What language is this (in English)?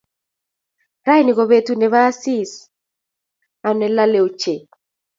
Kalenjin